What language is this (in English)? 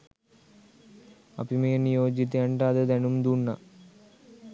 Sinhala